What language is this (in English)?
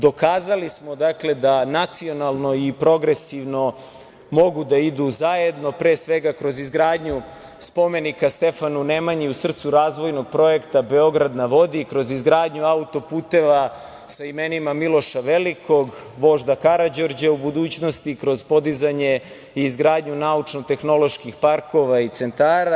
Serbian